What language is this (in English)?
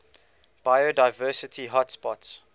English